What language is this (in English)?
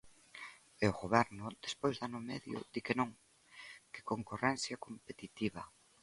Galician